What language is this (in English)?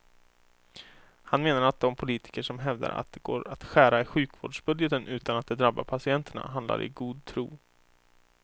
Swedish